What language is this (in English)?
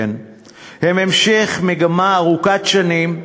Hebrew